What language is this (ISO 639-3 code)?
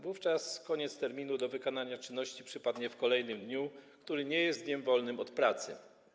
pol